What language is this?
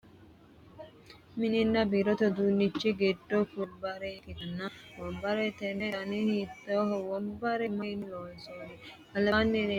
Sidamo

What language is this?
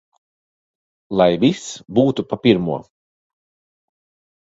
Latvian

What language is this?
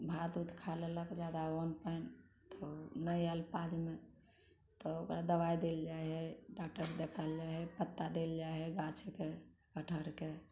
Maithili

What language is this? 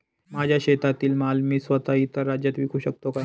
Marathi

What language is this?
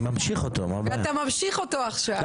Hebrew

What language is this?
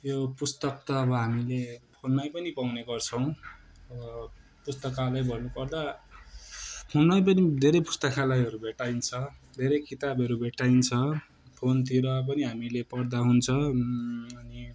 Nepali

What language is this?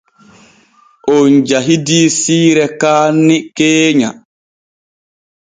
Borgu Fulfulde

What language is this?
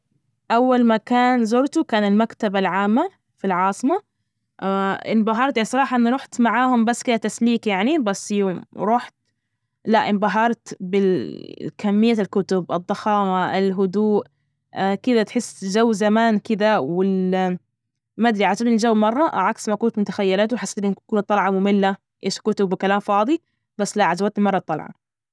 Najdi Arabic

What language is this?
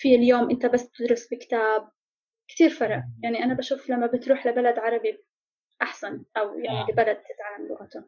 Arabic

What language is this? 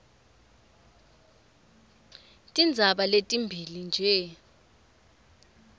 Swati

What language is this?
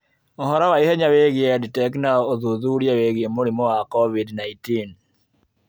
Kikuyu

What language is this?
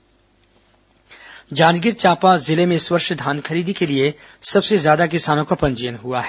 Hindi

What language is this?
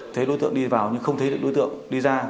Vietnamese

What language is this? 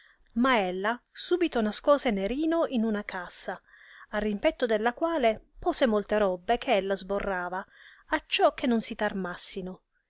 Italian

